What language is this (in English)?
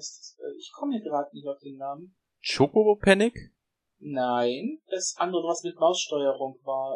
German